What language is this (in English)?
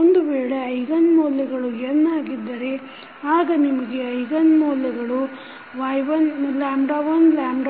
Kannada